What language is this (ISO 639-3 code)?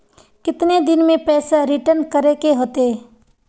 mag